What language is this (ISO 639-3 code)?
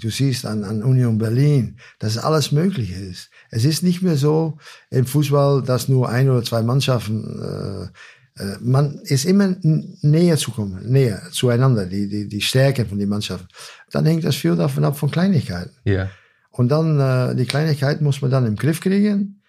deu